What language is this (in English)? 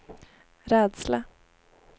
Swedish